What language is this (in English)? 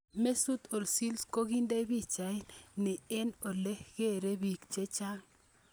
Kalenjin